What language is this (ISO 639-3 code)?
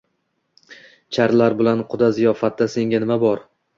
uzb